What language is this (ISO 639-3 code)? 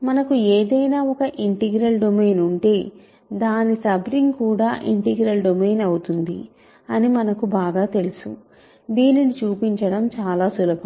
tel